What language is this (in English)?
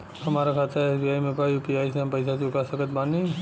Bhojpuri